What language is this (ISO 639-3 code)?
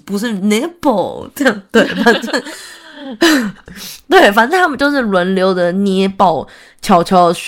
zho